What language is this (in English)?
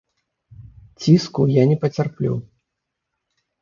Belarusian